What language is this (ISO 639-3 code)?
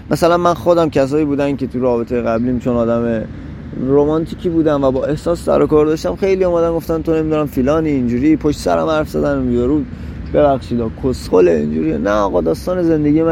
fas